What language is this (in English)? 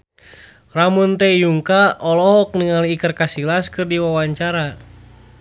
Sundanese